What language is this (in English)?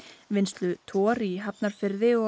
Icelandic